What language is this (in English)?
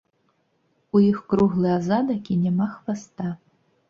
Belarusian